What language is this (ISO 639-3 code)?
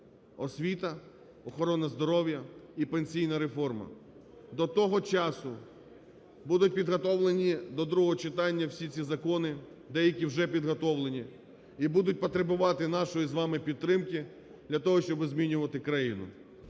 ukr